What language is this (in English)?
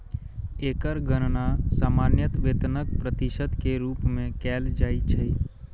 Maithili